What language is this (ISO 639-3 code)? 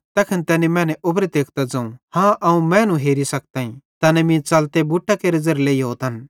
bhd